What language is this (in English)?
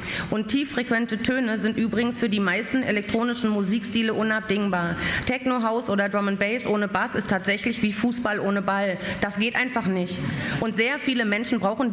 German